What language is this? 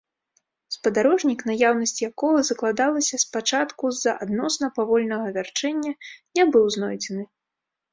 Belarusian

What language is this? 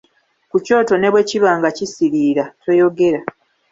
Ganda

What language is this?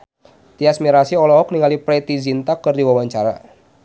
Sundanese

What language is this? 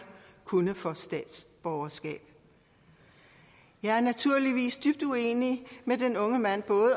Danish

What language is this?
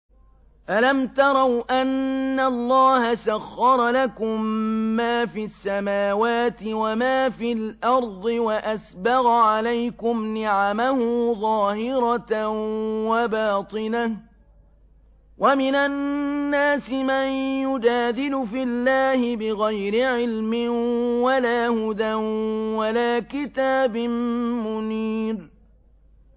Arabic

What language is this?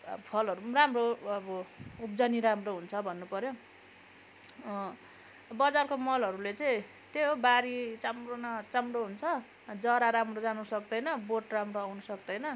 Nepali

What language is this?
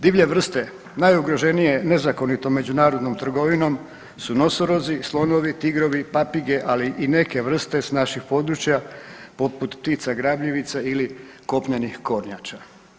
Croatian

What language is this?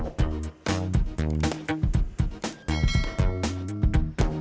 Indonesian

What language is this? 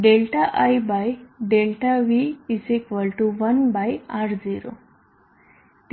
Gujarati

